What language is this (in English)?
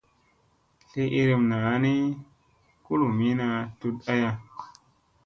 Musey